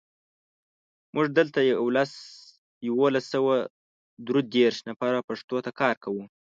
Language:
Pashto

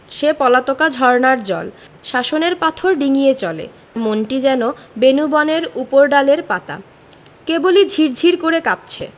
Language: Bangla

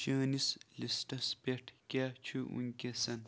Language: Kashmiri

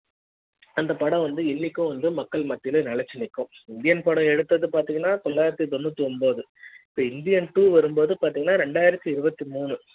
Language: Tamil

